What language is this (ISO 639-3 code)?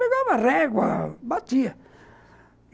por